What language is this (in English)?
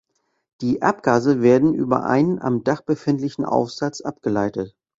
German